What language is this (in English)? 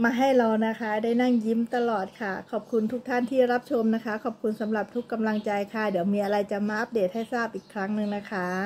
Thai